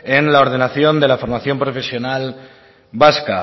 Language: Spanish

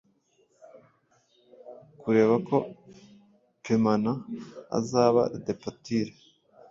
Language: Kinyarwanda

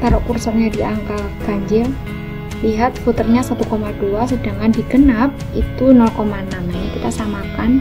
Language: Indonesian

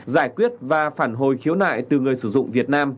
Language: Vietnamese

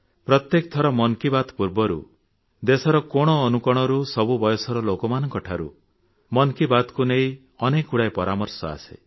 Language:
Odia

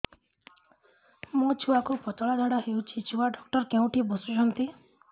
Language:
Odia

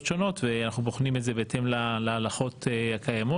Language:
Hebrew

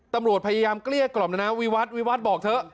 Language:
Thai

